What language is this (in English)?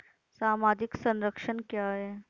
Hindi